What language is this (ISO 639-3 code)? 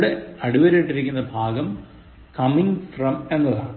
mal